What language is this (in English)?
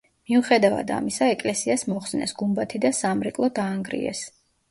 Georgian